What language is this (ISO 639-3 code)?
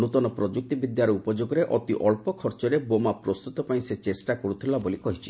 ori